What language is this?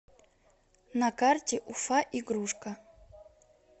Russian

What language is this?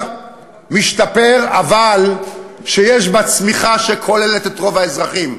Hebrew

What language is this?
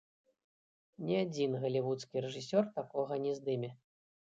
Belarusian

